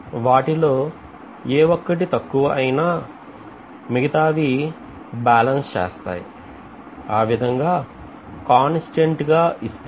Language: Telugu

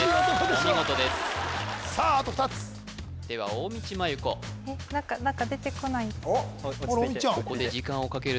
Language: Japanese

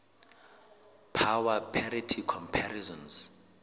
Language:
Southern Sotho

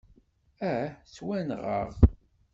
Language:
Kabyle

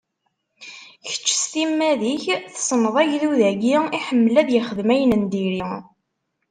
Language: Kabyle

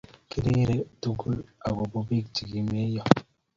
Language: Kalenjin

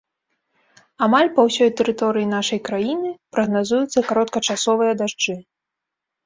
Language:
Belarusian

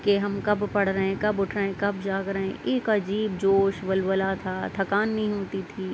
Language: Urdu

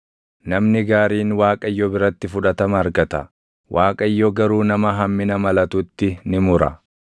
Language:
Oromo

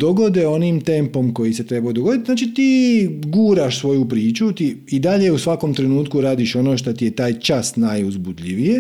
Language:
Croatian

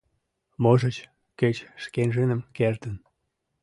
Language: Mari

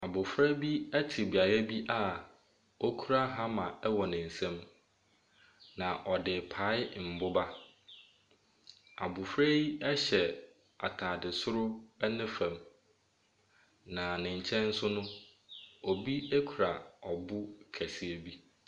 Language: Akan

